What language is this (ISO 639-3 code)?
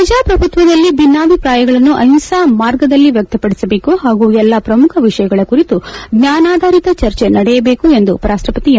kan